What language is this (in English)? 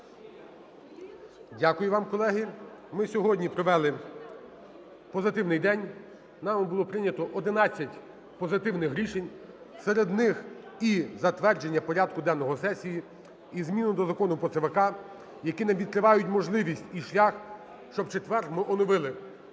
Ukrainian